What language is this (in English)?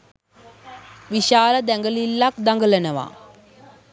Sinhala